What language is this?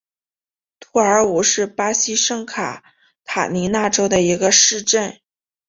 Chinese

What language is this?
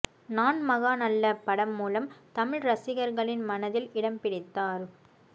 Tamil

